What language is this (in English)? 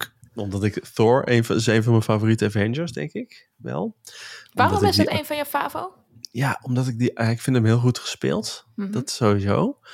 Dutch